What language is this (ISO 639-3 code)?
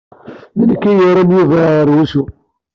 kab